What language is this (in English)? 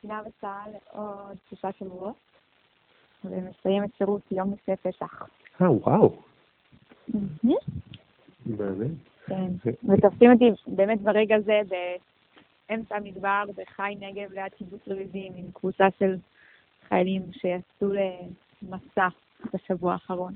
Hebrew